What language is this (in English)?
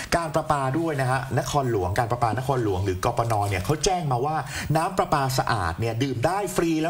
Thai